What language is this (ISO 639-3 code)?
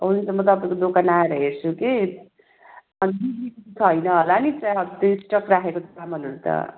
nep